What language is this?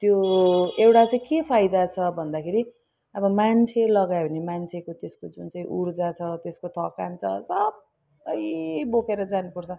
Nepali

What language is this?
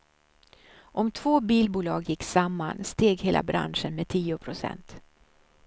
Swedish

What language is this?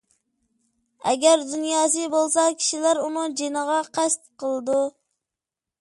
Uyghur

